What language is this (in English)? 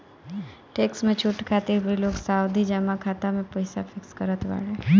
Bhojpuri